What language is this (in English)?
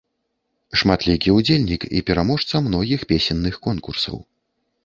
Belarusian